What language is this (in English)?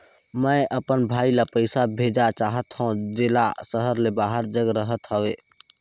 Chhattisgarhi